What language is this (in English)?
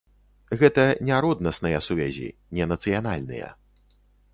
Belarusian